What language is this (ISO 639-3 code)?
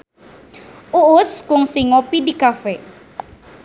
sun